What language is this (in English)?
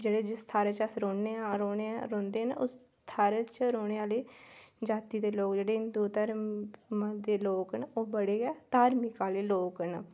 Dogri